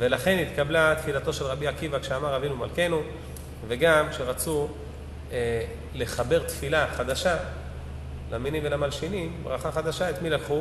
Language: Hebrew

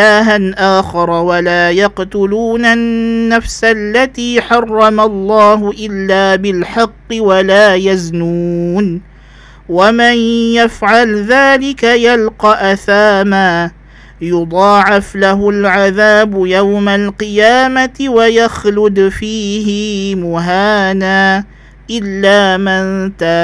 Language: Malay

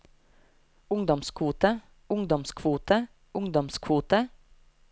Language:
Norwegian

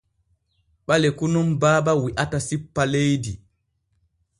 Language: Borgu Fulfulde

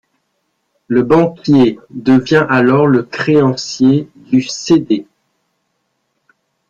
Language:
French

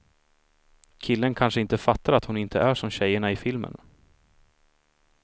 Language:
Swedish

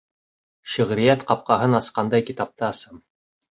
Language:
Bashkir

